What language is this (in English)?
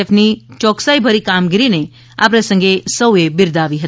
Gujarati